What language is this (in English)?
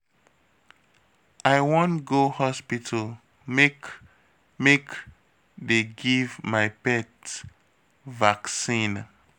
Nigerian Pidgin